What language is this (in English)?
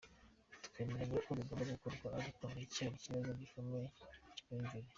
Kinyarwanda